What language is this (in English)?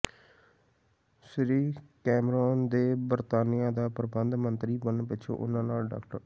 Punjabi